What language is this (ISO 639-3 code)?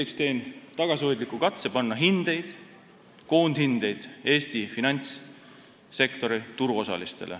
est